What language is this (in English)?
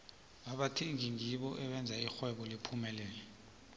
South Ndebele